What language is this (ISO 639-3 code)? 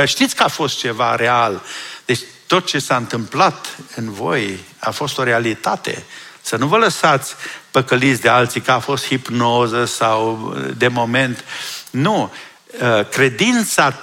ron